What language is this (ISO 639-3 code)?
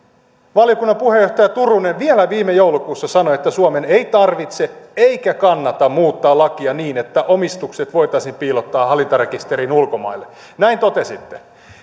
fin